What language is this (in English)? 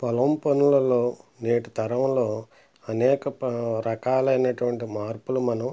Telugu